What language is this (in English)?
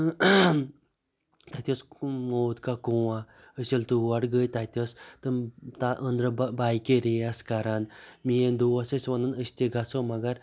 Kashmiri